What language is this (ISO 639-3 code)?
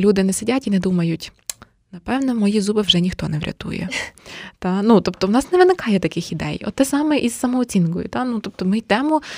ukr